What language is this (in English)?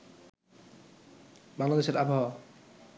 Bangla